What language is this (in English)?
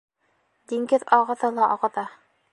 Bashkir